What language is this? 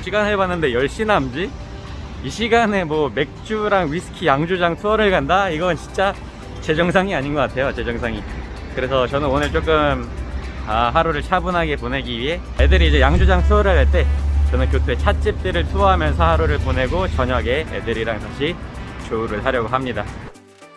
Korean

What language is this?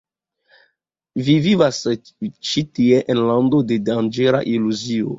Esperanto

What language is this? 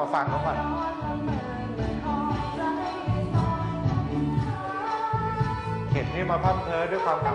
Thai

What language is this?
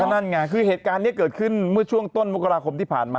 Thai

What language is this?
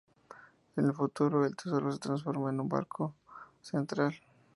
Spanish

